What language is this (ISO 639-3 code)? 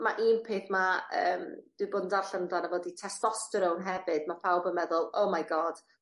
cym